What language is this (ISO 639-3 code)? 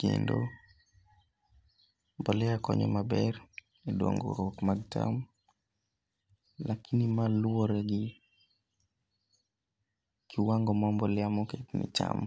luo